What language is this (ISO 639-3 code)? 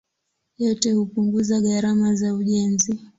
swa